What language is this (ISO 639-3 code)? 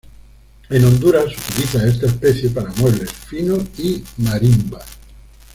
spa